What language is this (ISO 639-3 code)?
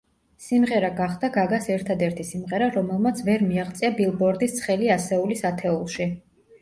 kat